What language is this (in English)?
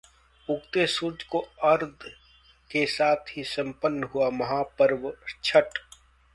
Hindi